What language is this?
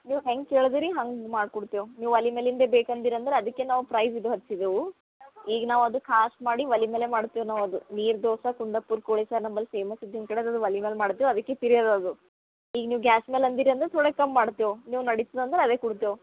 Kannada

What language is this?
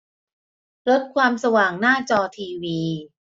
Thai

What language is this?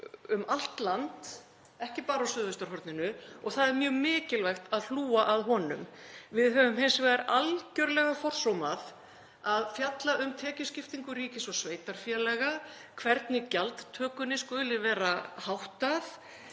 Icelandic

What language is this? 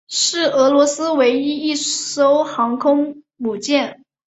Chinese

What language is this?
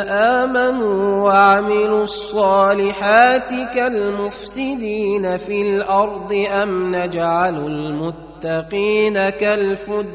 Arabic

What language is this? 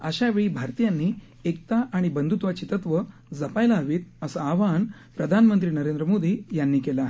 Marathi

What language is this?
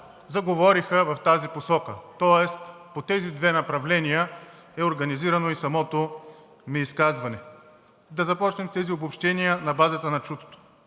Bulgarian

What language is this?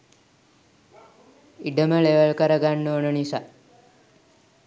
Sinhala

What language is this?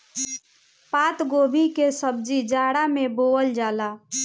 Bhojpuri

